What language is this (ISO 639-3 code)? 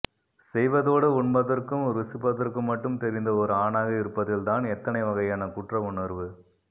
tam